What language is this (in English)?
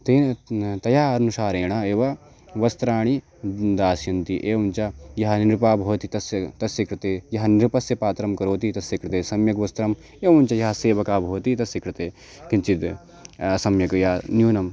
Sanskrit